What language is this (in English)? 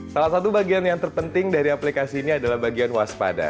Indonesian